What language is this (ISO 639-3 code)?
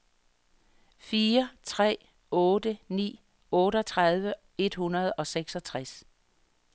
dan